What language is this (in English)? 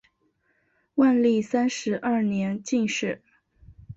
Chinese